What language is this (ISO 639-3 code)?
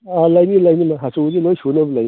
mni